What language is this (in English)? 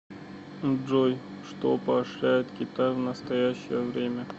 Russian